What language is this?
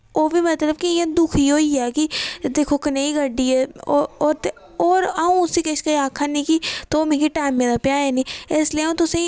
Dogri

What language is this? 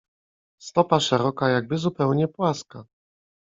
Polish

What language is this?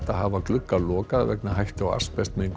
Icelandic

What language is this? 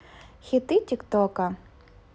Russian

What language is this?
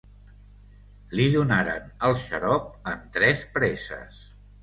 Catalan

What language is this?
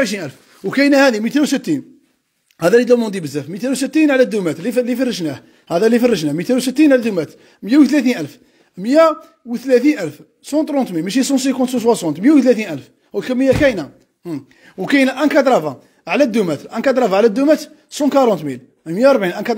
Arabic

